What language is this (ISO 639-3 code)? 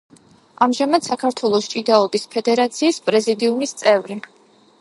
kat